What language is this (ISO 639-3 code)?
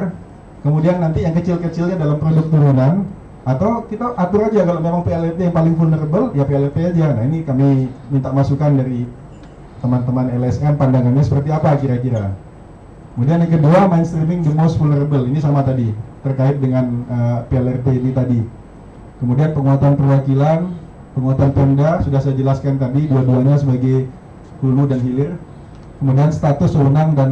ind